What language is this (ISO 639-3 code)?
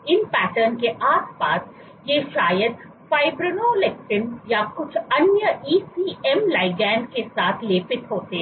hin